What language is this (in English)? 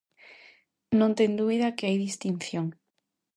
Galician